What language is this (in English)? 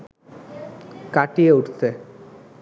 Bangla